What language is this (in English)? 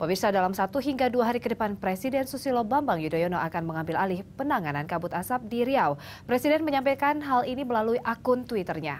Indonesian